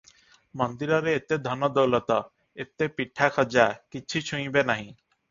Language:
Odia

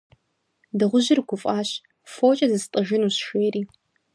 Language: Kabardian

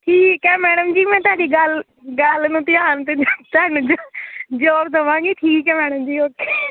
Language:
Punjabi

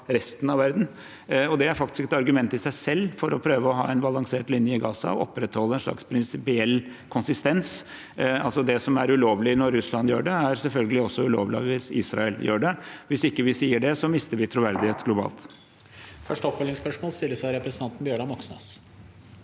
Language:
Norwegian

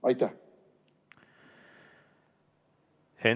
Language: Estonian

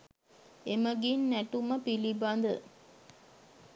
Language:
Sinhala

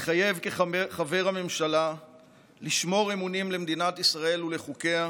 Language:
Hebrew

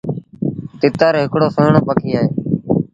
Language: Sindhi Bhil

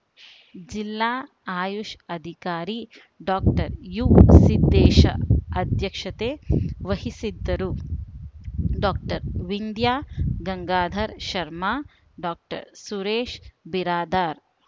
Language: Kannada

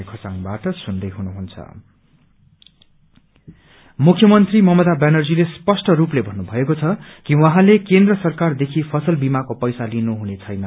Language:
Nepali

